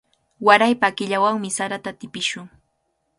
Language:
Cajatambo North Lima Quechua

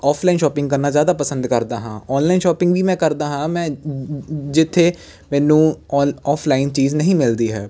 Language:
Punjabi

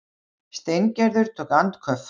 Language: Icelandic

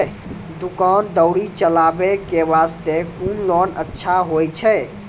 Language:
Maithili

